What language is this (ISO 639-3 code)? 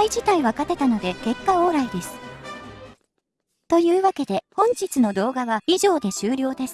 jpn